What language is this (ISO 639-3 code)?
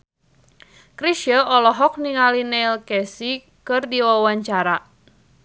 sun